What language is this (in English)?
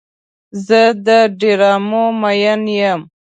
Pashto